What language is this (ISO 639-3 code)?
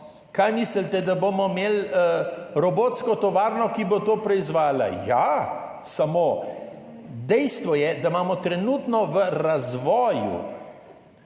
slv